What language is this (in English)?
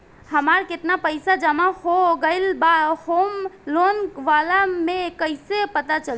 Bhojpuri